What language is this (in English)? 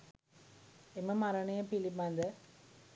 Sinhala